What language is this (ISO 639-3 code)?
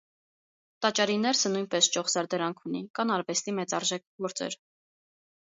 hye